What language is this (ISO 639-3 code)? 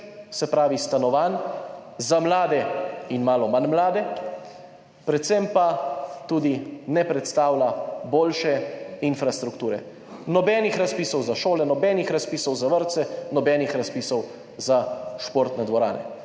slv